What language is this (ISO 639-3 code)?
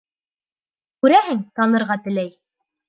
bak